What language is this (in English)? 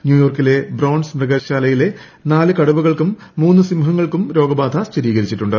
Malayalam